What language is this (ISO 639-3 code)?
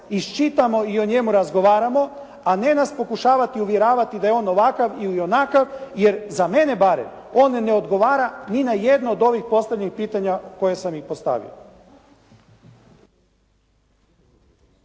hrv